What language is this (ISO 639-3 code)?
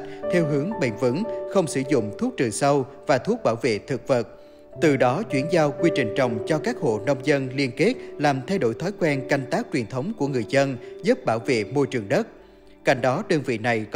vie